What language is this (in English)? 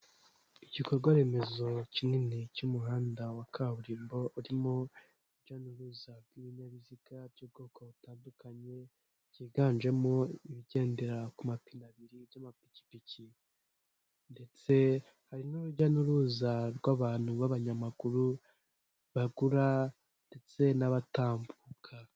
Kinyarwanda